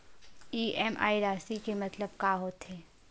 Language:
Chhattisgarhi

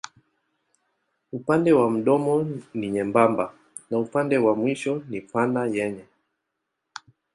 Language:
Swahili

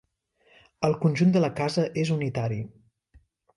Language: Catalan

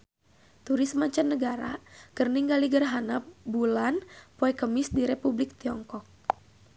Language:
Sundanese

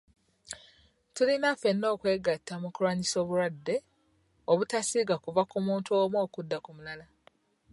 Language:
Ganda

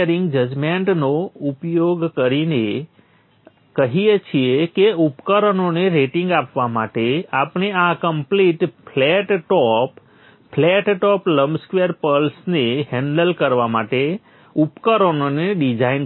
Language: Gujarati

